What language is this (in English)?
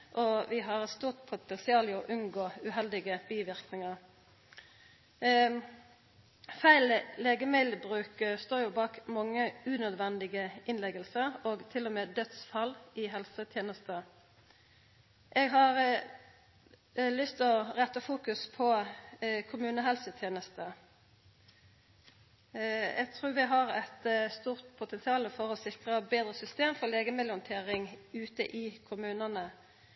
Norwegian Nynorsk